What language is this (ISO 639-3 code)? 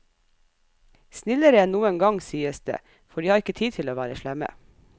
nor